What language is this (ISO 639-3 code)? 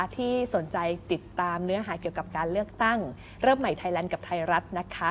tha